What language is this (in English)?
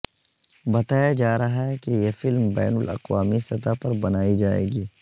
Urdu